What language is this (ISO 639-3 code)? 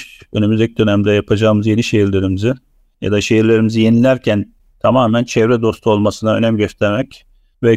tur